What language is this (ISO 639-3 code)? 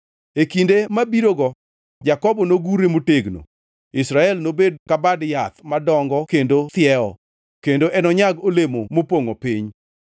luo